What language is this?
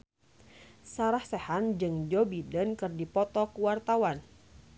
Sundanese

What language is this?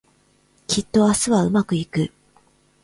Japanese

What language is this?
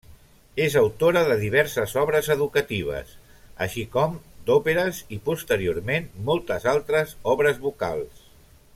Catalan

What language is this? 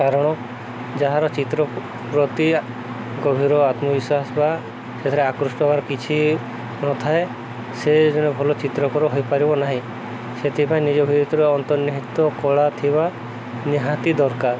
Odia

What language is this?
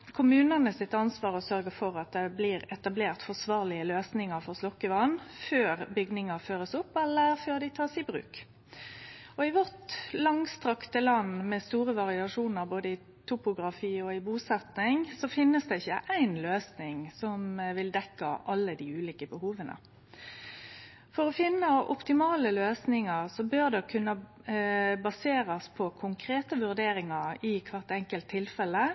Norwegian Nynorsk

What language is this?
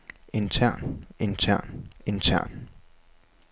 Danish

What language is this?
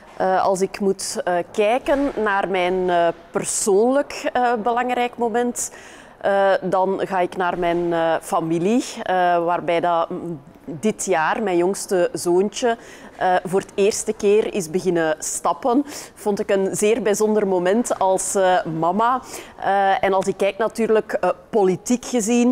Dutch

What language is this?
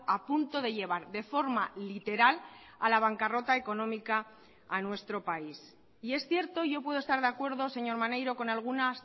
Spanish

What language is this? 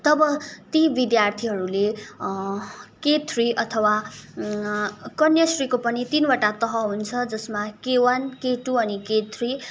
Nepali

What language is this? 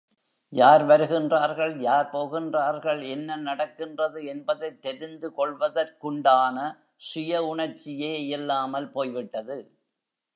Tamil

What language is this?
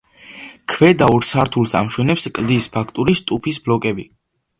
Georgian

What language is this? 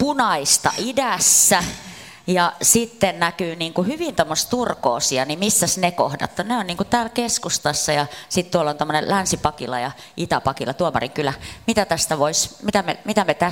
Finnish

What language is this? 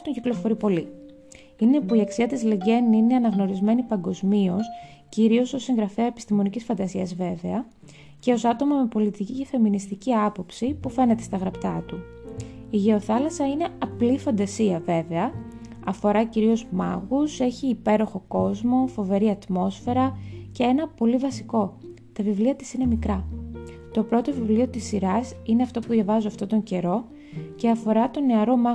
Greek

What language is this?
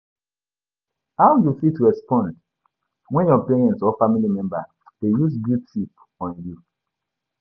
Nigerian Pidgin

